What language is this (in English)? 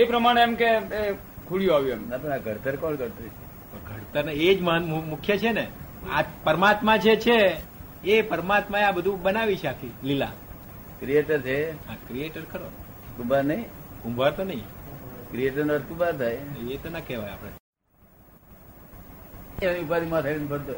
Gujarati